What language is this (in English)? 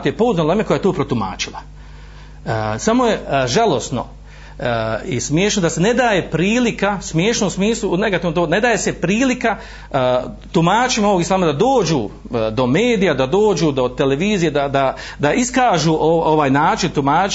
Croatian